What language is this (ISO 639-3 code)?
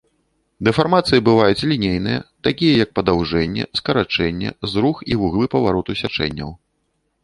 bel